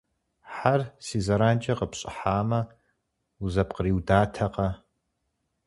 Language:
Kabardian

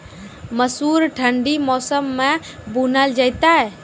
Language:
Maithili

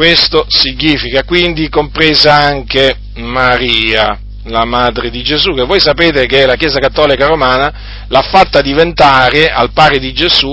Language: Italian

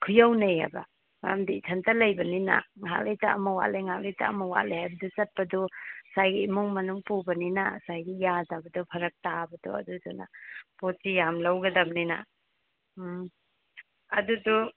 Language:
Manipuri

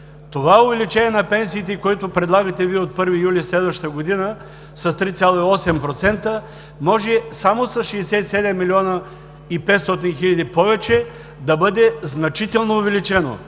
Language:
Bulgarian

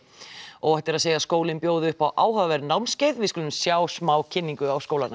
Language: Icelandic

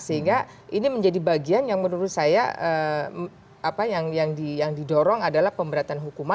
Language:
Indonesian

